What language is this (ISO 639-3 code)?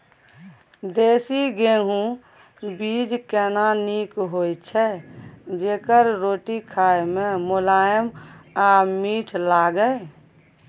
mai